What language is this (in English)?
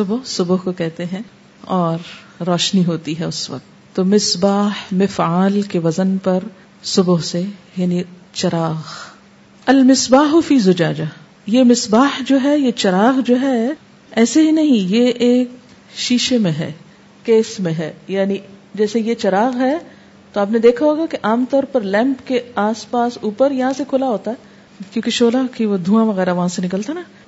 Urdu